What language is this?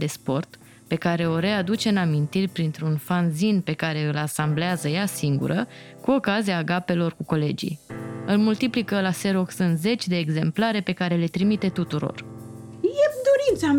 Romanian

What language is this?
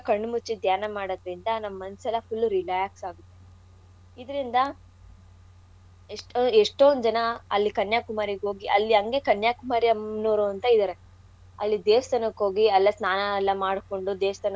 Kannada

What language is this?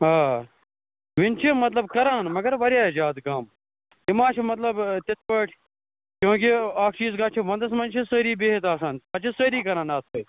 Kashmiri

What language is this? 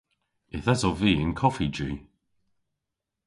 Cornish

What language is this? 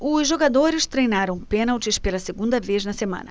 Portuguese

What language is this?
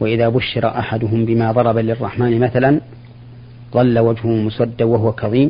Arabic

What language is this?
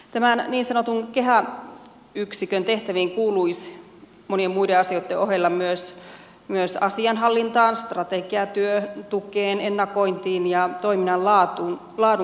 Finnish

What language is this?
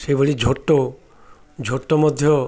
Odia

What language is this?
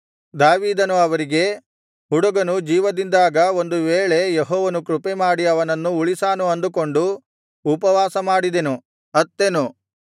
Kannada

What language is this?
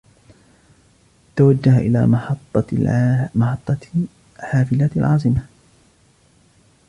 Arabic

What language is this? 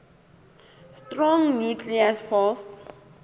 Southern Sotho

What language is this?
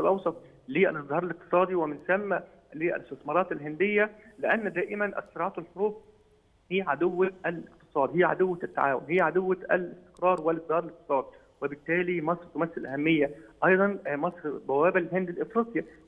Arabic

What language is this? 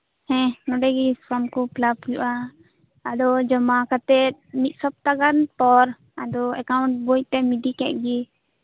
Santali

